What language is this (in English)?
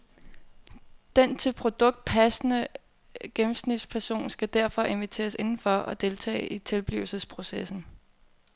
Danish